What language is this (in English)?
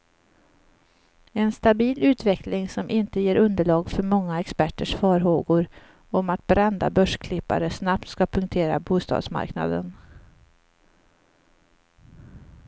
Swedish